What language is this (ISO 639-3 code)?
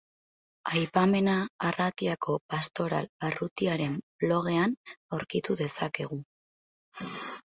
eus